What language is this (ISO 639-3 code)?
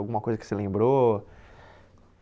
por